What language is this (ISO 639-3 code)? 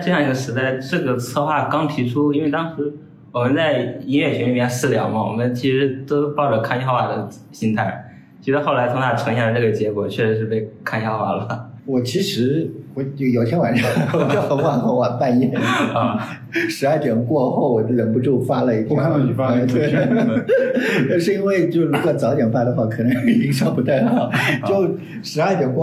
zho